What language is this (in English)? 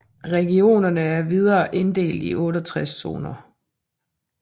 Danish